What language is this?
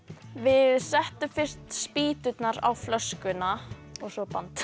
Icelandic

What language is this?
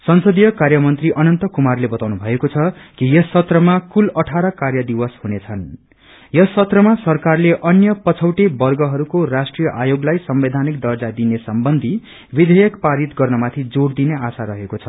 Nepali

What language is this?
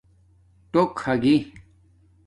Domaaki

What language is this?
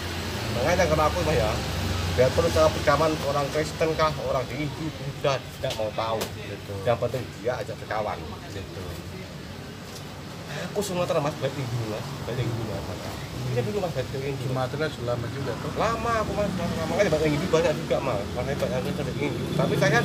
Indonesian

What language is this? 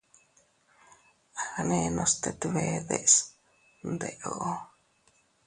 Teutila Cuicatec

